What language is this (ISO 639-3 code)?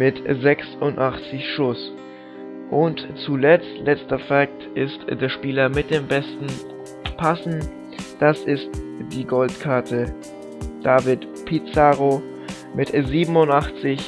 deu